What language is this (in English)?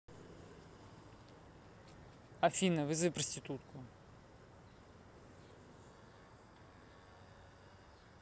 Russian